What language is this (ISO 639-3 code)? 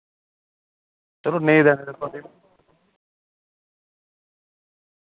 doi